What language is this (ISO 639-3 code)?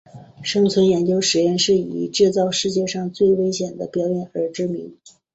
zho